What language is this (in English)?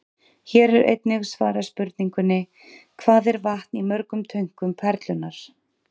Icelandic